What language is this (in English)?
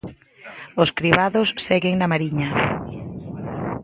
Galician